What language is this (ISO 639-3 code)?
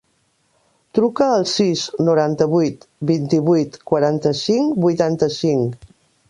cat